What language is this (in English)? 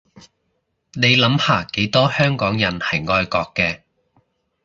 Cantonese